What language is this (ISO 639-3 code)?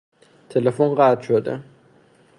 fas